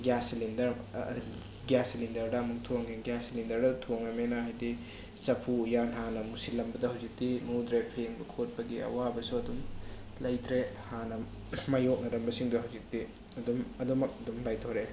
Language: Manipuri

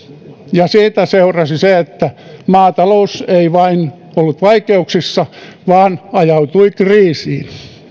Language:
Finnish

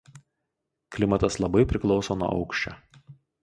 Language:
Lithuanian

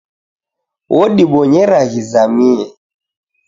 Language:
Taita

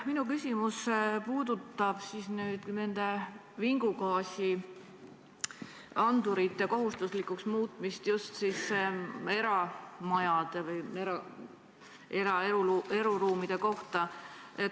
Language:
Estonian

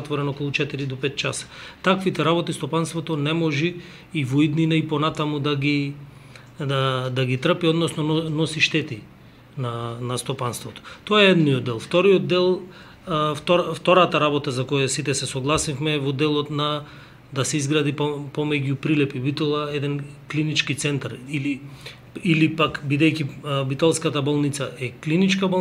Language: Macedonian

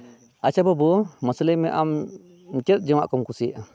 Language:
Santali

